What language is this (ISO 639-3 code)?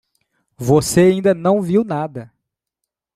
por